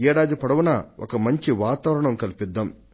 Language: Telugu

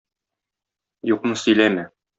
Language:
Tatar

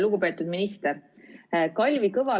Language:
Estonian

